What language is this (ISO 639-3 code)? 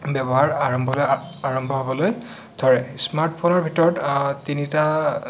asm